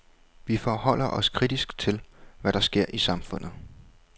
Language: Danish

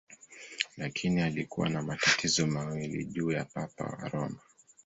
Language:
Swahili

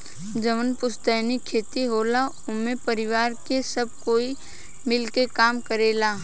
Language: Bhojpuri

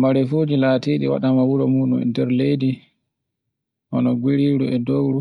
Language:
Borgu Fulfulde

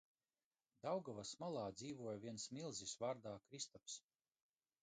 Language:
Latvian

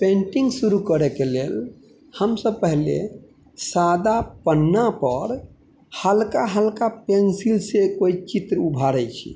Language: Maithili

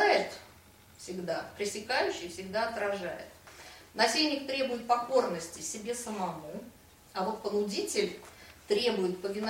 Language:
Russian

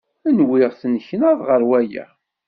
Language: Kabyle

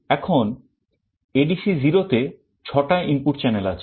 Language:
Bangla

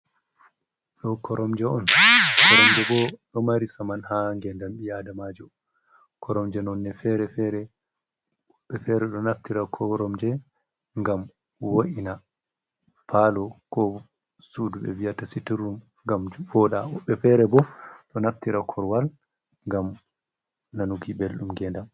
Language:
Fula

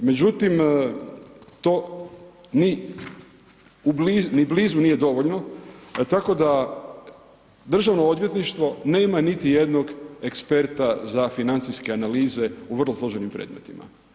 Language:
Croatian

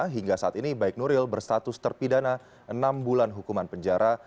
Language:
Indonesian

